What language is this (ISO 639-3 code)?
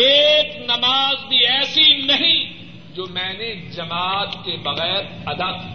urd